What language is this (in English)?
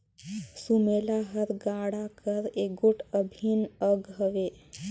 Chhattisgarhi